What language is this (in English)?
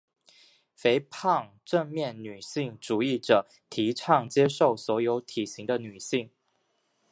Chinese